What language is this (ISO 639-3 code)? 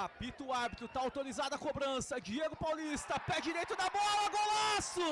por